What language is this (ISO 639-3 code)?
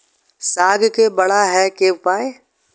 mai